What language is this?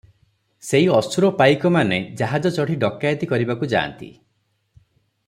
Odia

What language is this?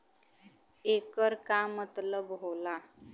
Bhojpuri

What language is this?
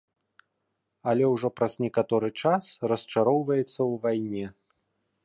Belarusian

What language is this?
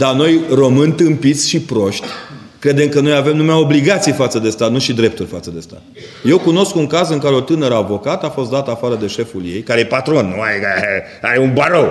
Romanian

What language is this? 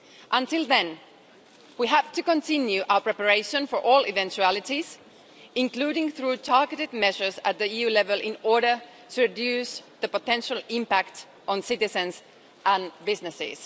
English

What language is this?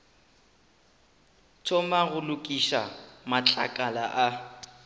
Northern Sotho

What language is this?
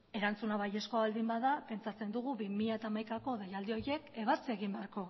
Basque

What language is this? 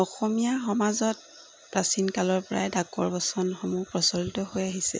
Assamese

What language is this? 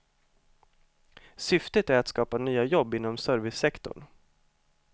Swedish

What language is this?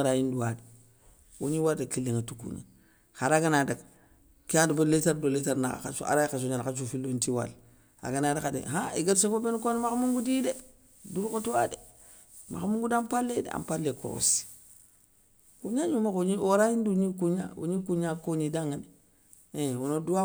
Soninke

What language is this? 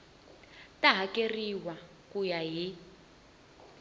Tsonga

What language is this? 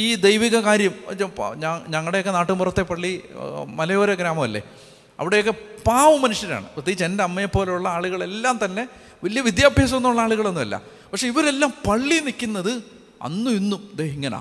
Malayalam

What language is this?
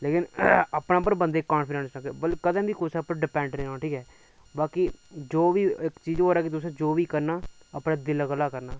Dogri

